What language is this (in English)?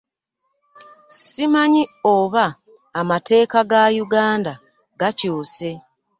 Ganda